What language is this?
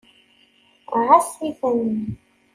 Kabyle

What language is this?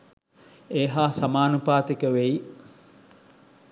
Sinhala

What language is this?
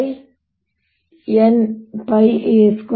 Kannada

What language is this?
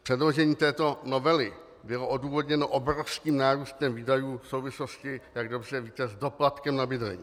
Czech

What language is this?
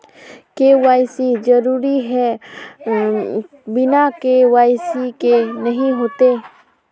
Magahi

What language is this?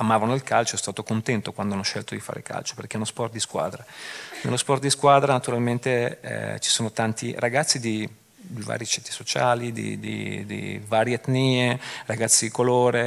Italian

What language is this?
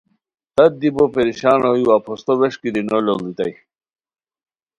Khowar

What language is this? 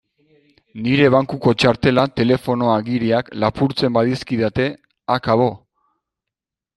Basque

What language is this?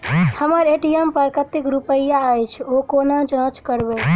Maithili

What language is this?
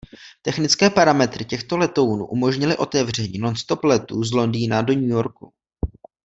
Czech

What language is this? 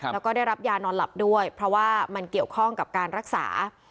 Thai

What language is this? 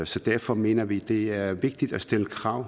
Danish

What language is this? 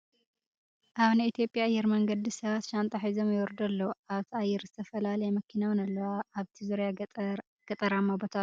Tigrinya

